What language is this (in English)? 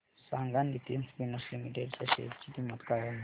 Marathi